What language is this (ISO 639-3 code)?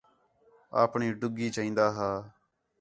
xhe